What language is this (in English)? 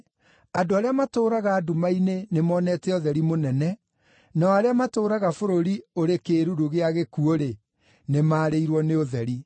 Kikuyu